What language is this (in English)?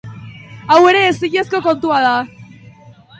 Basque